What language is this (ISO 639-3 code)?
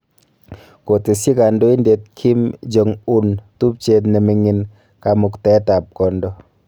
kln